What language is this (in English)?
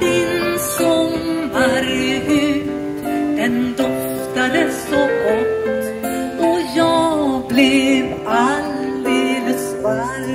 Swedish